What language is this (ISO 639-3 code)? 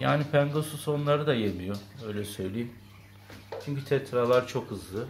tur